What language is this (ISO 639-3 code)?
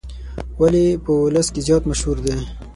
pus